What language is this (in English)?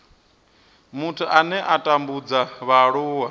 Venda